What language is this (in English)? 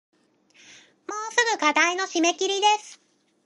Japanese